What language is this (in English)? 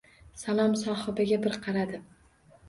Uzbek